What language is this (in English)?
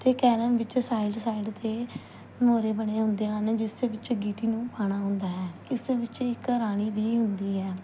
Punjabi